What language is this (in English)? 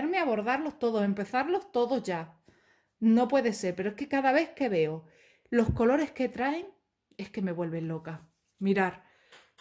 Spanish